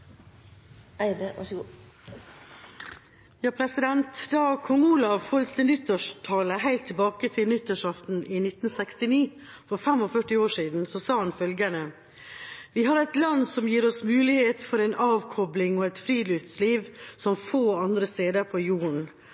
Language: Norwegian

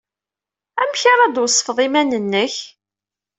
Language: Kabyle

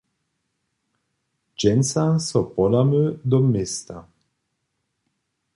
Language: Upper Sorbian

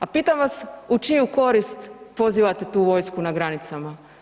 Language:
Croatian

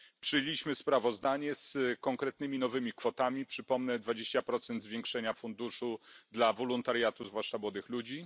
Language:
Polish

